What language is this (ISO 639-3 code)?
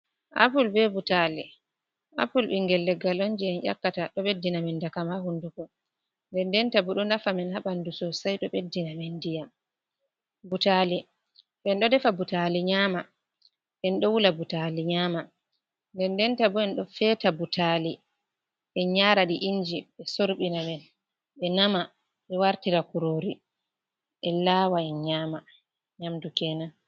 ful